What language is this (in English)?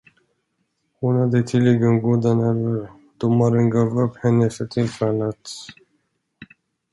Swedish